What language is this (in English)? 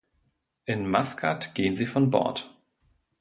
German